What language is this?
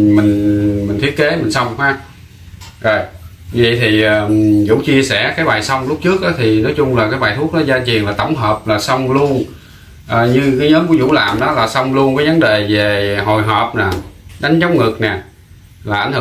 Vietnamese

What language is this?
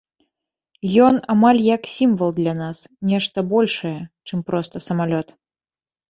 Belarusian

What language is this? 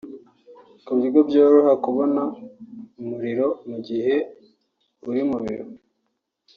Kinyarwanda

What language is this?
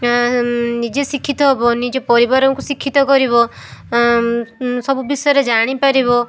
Odia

